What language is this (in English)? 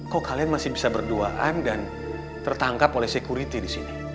Indonesian